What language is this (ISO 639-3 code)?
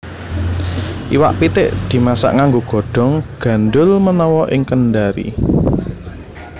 jav